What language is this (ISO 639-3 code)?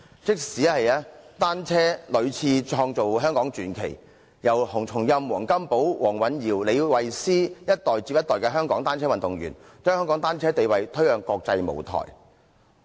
yue